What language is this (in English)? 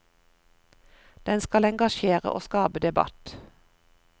Norwegian